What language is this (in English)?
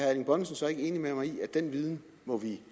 Danish